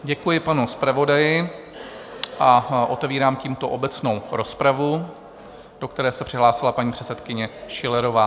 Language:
Czech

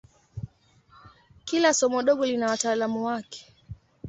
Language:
Swahili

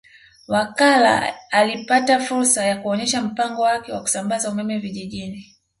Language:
Swahili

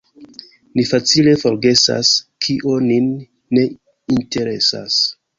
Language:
Esperanto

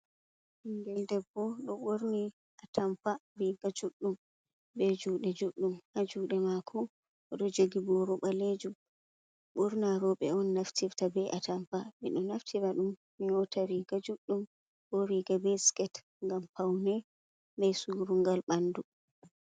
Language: Fula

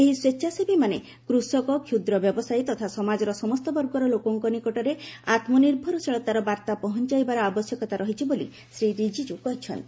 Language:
Odia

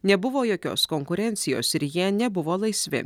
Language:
Lithuanian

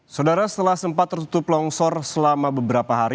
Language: Indonesian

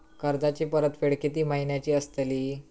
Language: Marathi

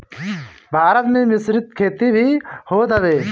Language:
Bhojpuri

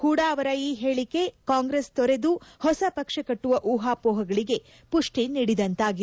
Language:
Kannada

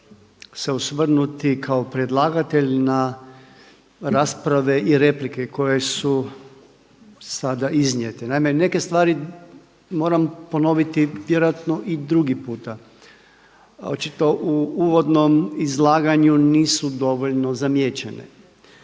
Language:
Croatian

